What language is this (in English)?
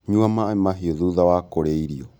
Kikuyu